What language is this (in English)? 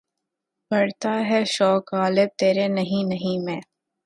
Urdu